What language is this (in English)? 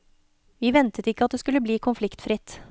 Norwegian